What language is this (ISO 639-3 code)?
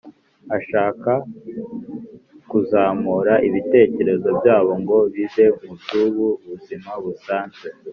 kin